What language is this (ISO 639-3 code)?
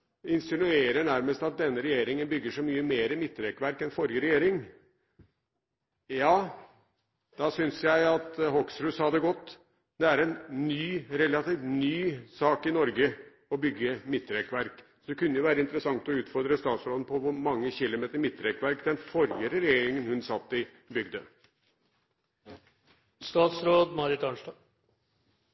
nob